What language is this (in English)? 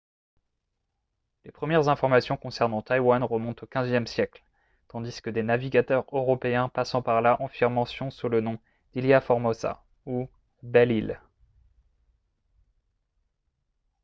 French